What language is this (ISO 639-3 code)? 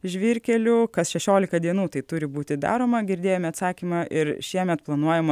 lit